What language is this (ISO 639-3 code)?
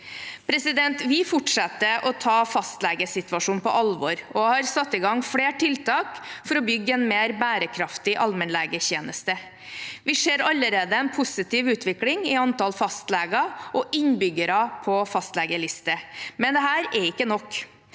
nor